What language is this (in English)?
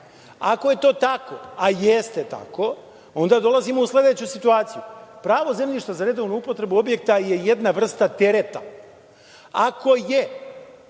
Serbian